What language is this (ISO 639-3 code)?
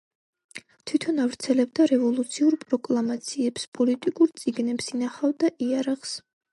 kat